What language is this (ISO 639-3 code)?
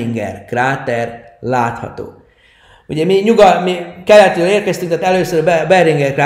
hun